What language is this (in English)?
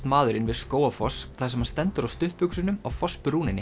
Icelandic